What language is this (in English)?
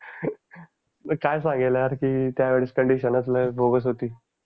Marathi